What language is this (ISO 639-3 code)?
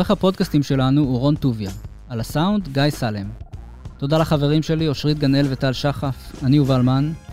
heb